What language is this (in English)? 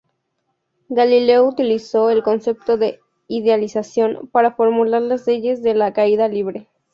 Spanish